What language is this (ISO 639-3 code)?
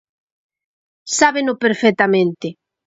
glg